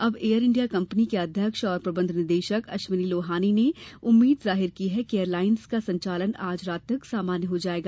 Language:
Hindi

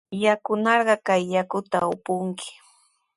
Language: Sihuas Ancash Quechua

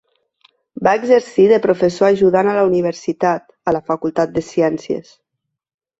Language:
Catalan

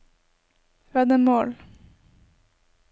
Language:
Norwegian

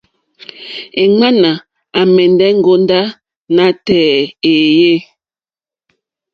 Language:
Mokpwe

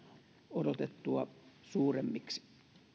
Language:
Finnish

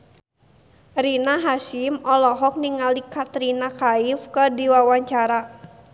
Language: Sundanese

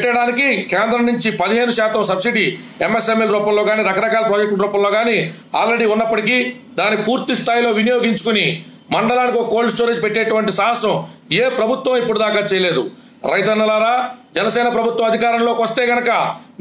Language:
Telugu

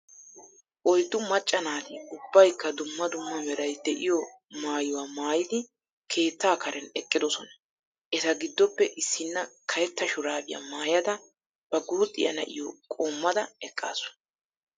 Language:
Wolaytta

